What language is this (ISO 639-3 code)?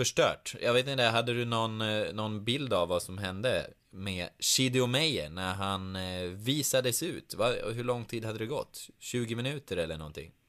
swe